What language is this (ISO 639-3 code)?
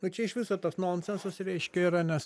lit